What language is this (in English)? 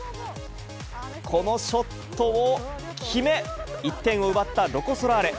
Japanese